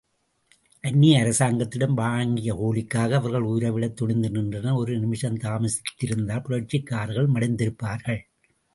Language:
Tamil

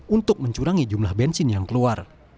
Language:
Indonesian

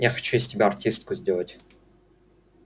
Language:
Russian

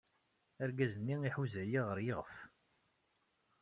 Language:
Kabyle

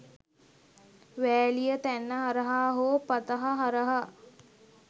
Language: Sinhala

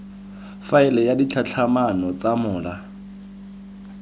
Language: Tswana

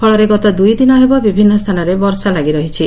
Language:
Odia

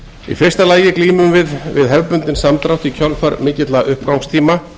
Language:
Icelandic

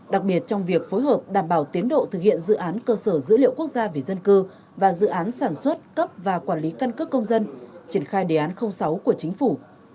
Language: Vietnamese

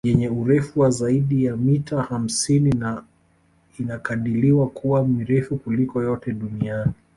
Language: Swahili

